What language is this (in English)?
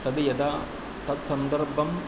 Sanskrit